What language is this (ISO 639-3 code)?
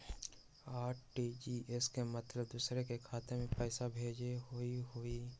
mag